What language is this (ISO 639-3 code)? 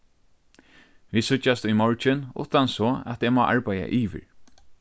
fao